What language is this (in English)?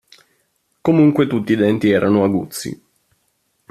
Italian